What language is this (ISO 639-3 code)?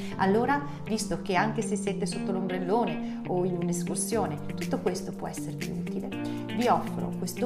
ita